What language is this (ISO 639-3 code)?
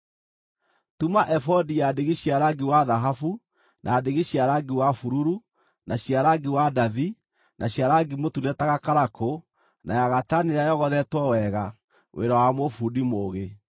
kik